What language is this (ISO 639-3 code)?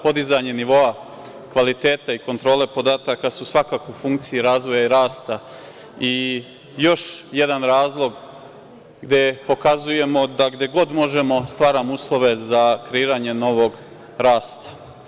srp